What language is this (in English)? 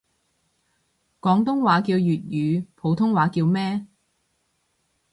Cantonese